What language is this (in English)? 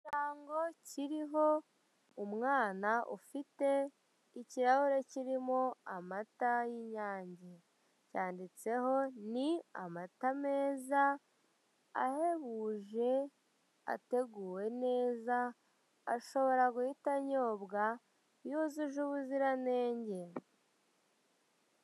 Kinyarwanda